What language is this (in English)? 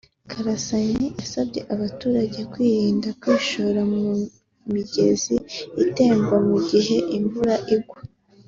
Kinyarwanda